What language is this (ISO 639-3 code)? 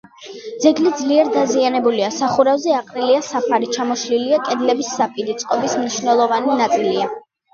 kat